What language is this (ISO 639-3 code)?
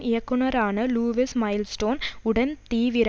tam